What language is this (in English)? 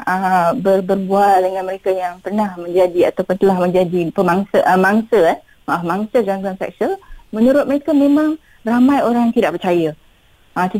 Malay